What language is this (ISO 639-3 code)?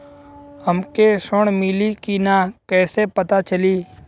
bho